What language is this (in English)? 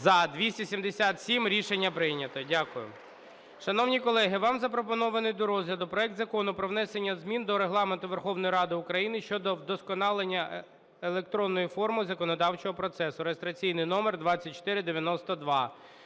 Ukrainian